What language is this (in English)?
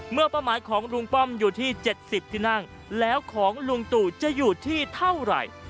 Thai